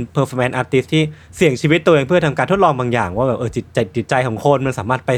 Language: Thai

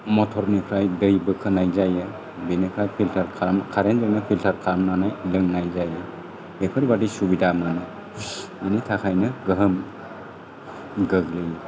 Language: Bodo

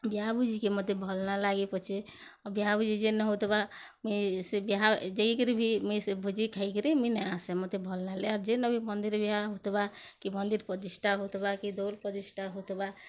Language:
Odia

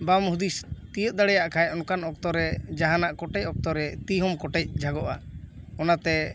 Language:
Santali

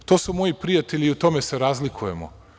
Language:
Serbian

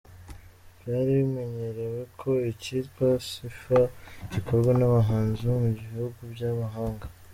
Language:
Kinyarwanda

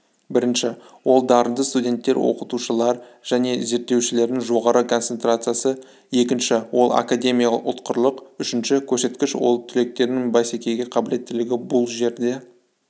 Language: Kazakh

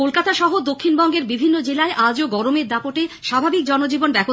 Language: Bangla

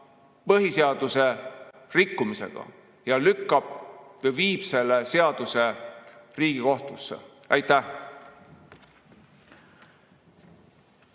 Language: Estonian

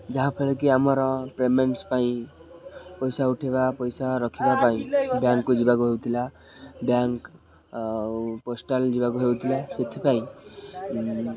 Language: Odia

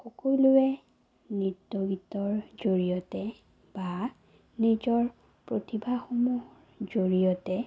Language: Assamese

